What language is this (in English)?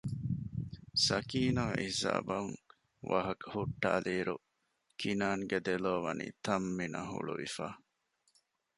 Divehi